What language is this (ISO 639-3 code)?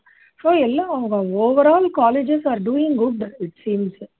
tam